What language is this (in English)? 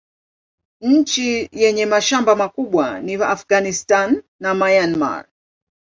Swahili